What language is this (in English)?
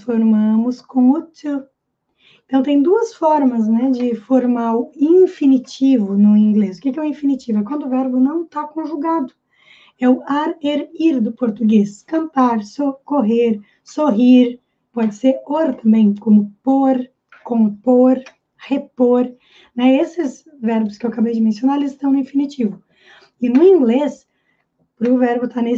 Portuguese